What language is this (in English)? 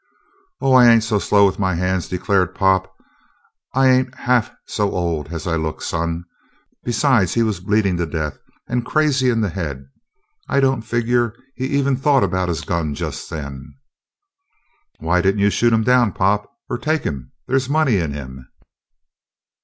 English